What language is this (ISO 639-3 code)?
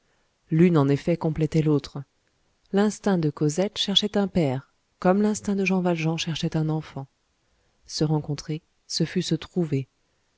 fra